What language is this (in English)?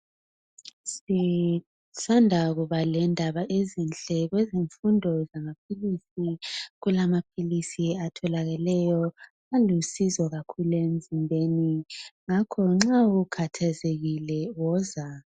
North Ndebele